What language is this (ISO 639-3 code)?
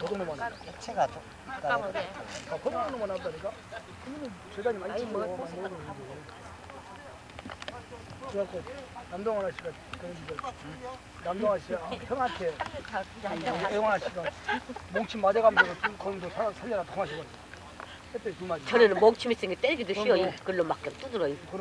kor